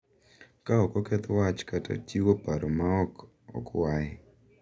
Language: Luo (Kenya and Tanzania)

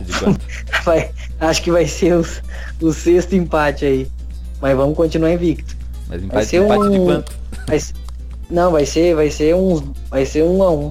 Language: Portuguese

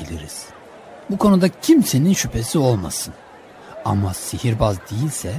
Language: Turkish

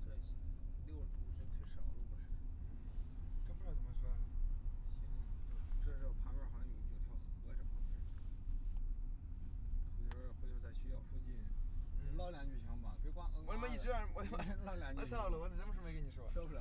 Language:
Chinese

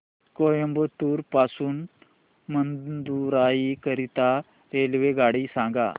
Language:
Marathi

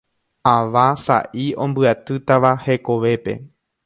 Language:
Guarani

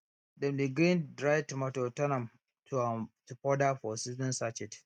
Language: Nigerian Pidgin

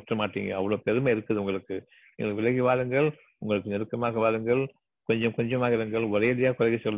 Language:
Tamil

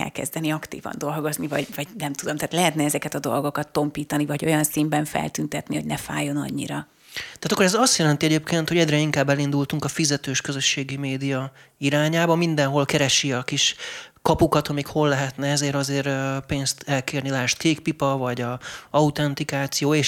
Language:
Hungarian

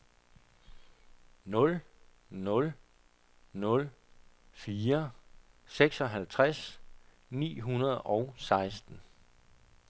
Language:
Danish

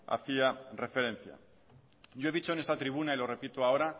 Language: Spanish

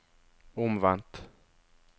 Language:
Norwegian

